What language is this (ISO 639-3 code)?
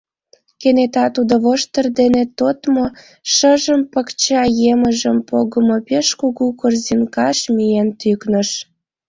chm